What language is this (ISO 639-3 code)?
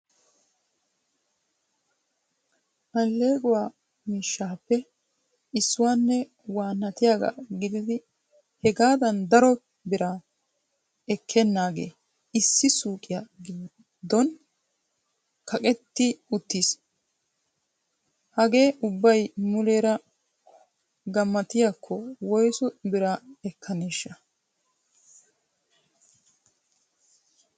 wal